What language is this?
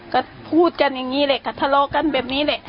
Thai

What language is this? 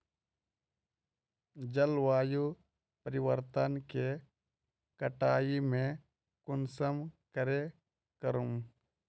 Magahi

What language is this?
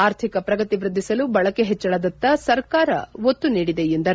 Kannada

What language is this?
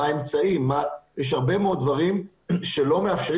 Hebrew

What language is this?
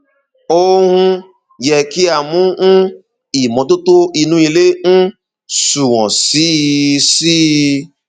Yoruba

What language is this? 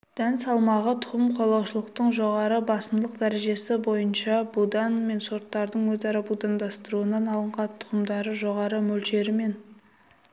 Kazakh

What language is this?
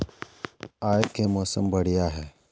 Magahi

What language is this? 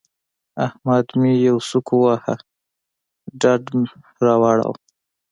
Pashto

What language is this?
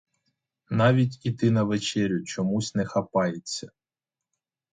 Ukrainian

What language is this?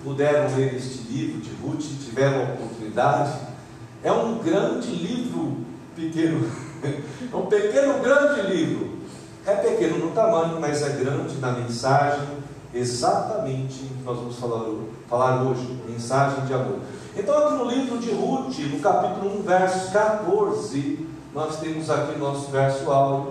Portuguese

